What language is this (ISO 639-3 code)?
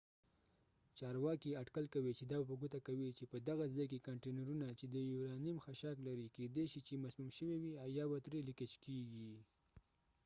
pus